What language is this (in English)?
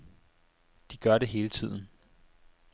Danish